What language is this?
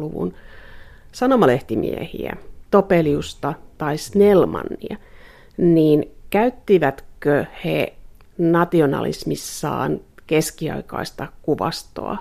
Finnish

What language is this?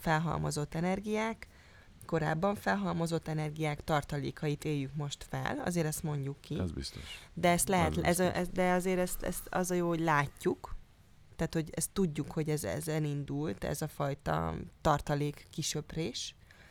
Hungarian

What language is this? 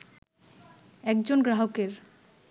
Bangla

